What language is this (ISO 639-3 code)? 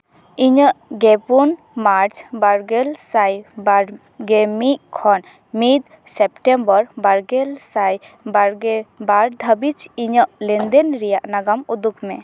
sat